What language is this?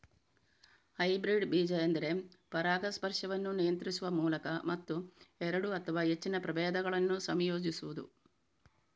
Kannada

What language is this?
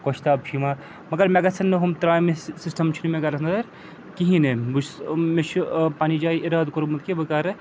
Kashmiri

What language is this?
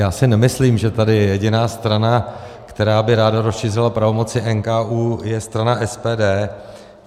Czech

